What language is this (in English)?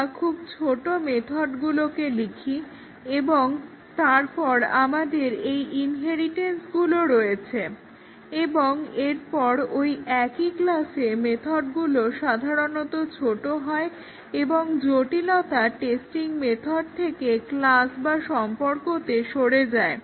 Bangla